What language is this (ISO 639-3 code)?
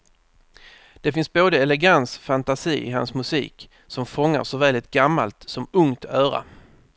swe